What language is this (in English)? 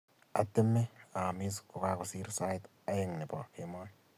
Kalenjin